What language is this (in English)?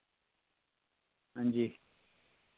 Dogri